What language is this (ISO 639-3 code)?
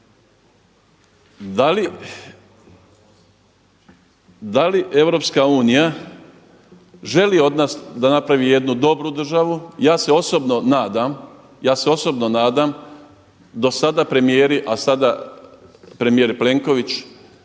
hrv